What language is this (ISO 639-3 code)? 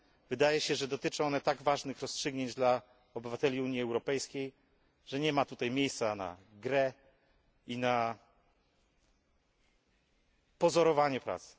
pol